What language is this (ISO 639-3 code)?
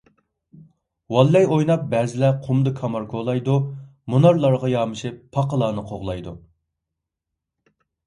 uig